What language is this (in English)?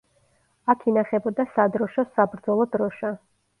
Georgian